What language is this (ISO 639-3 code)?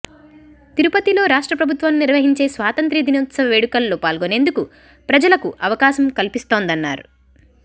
tel